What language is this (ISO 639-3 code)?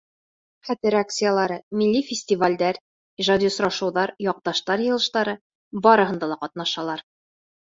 bak